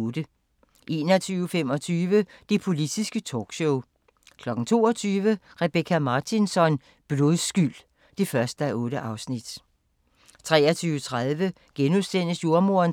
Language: Danish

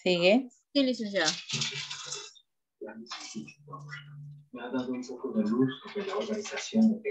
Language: Spanish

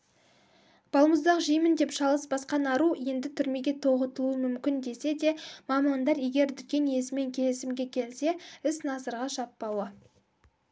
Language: Kazakh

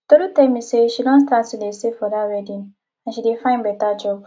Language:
Nigerian Pidgin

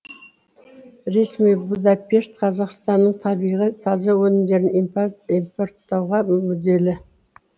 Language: Kazakh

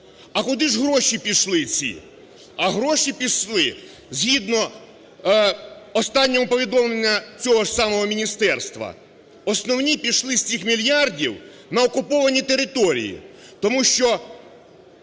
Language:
Ukrainian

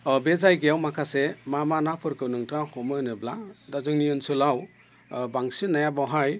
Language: Bodo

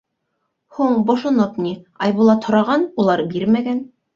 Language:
Bashkir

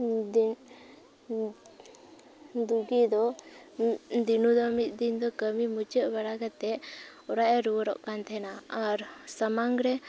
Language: Santali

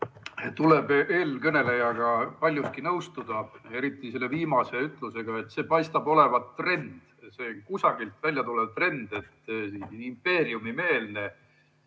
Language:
Estonian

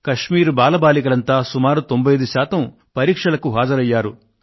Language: Telugu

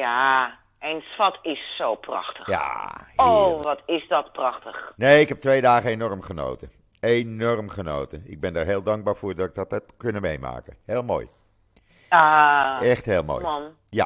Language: Dutch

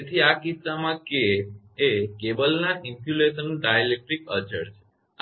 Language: Gujarati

